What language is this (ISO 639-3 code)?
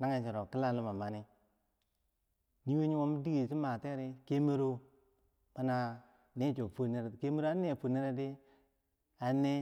bsj